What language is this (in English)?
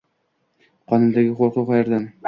Uzbek